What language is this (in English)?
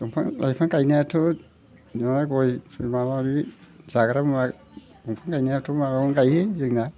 Bodo